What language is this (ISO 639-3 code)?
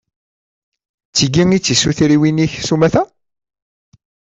kab